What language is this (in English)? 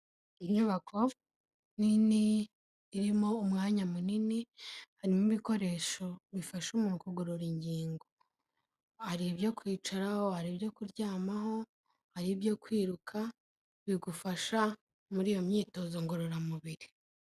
Kinyarwanda